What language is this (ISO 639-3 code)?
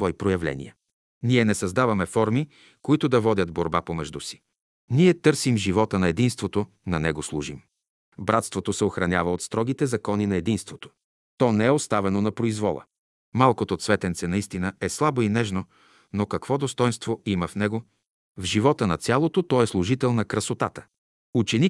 bul